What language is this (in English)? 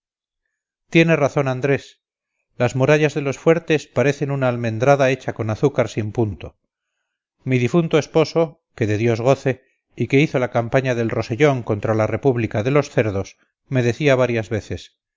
Spanish